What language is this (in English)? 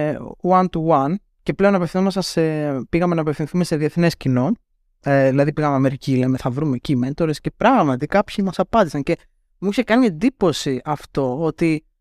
Greek